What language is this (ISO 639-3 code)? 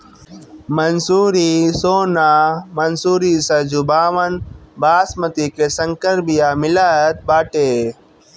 bho